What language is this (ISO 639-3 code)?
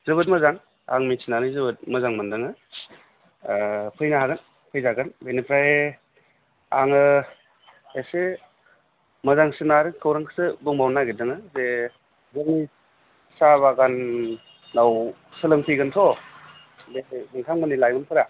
brx